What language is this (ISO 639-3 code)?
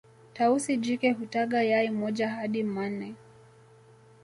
swa